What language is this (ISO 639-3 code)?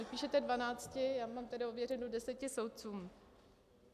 ces